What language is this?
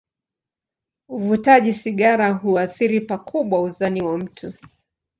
Swahili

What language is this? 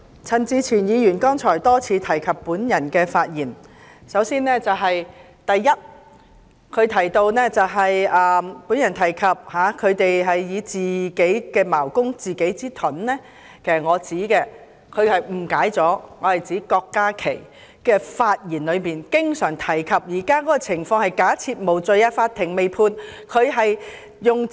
Cantonese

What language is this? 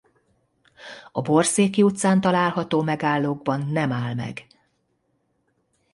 Hungarian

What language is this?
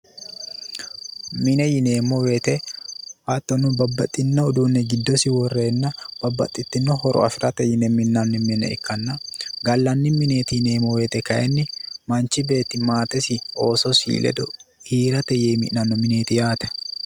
Sidamo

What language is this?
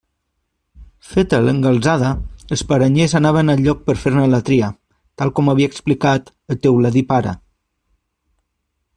Catalan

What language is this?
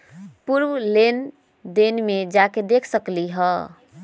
Magahi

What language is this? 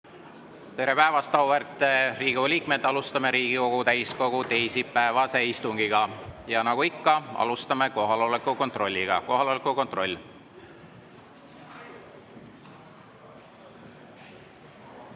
Estonian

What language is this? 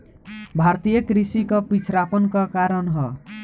Bhojpuri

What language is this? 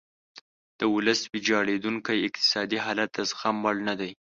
Pashto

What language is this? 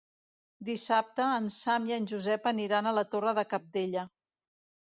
Catalan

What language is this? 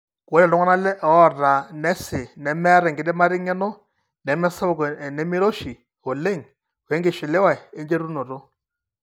Masai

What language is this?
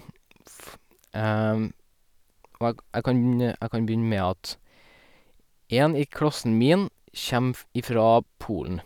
Norwegian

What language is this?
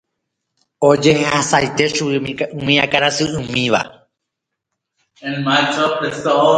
Guarani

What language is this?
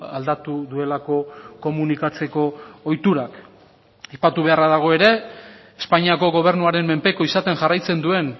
Basque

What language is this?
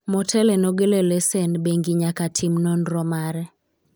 Luo (Kenya and Tanzania)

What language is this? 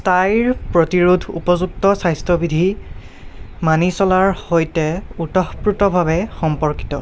Assamese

